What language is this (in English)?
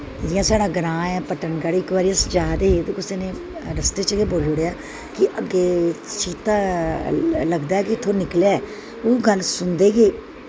Dogri